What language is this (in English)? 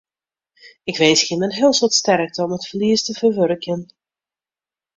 Western Frisian